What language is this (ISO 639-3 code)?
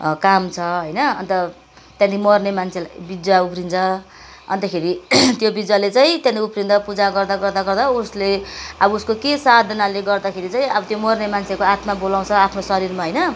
nep